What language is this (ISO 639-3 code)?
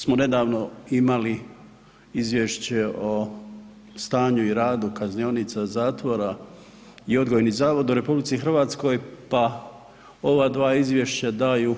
hrv